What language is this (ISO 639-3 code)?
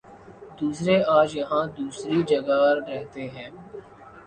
urd